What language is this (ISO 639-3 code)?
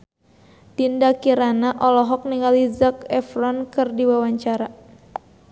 sun